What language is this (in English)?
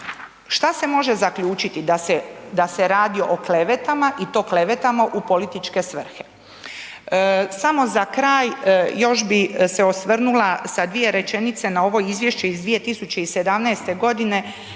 Croatian